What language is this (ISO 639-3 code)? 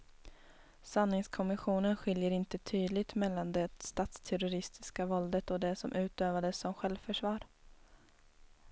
swe